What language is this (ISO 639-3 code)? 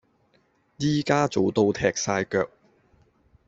yue